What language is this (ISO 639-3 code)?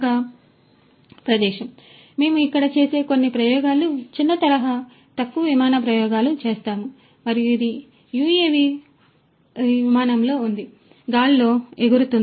tel